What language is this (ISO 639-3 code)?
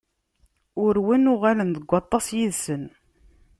kab